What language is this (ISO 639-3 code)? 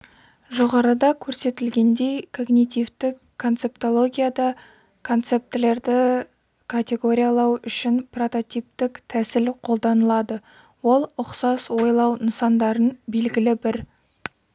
kaz